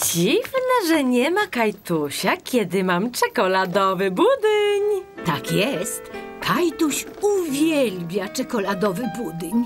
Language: Polish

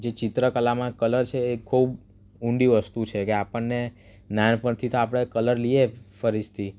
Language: Gujarati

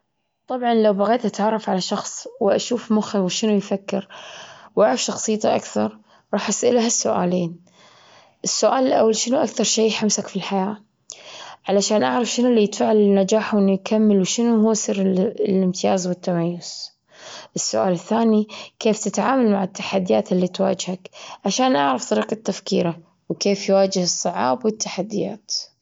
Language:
Gulf Arabic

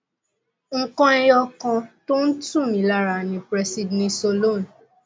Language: Yoruba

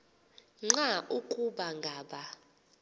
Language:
Xhosa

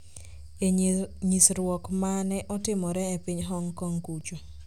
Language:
Luo (Kenya and Tanzania)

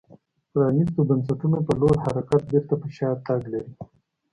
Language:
Pashto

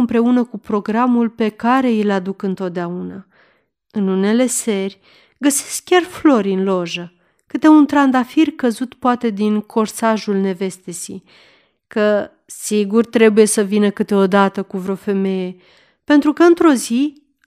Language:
Romanian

